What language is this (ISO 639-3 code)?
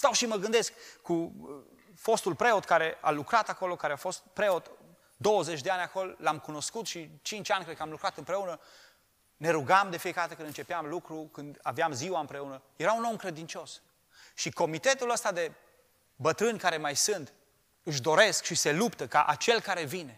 ron